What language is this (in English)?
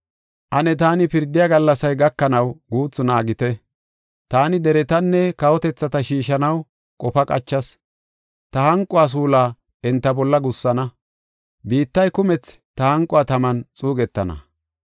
Gofa